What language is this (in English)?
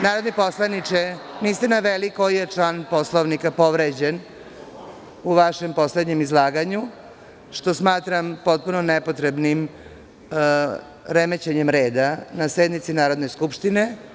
Serbian